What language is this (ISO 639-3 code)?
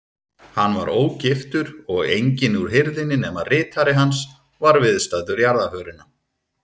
isl